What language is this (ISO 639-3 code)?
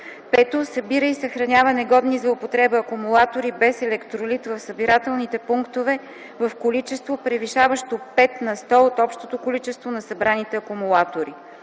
bul